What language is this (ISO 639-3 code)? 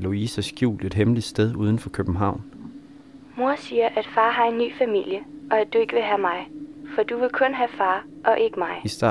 dan